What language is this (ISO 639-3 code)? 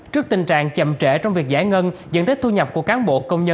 vie